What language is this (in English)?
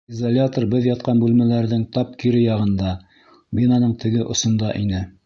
Bashkir